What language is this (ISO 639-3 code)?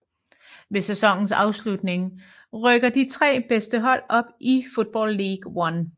dan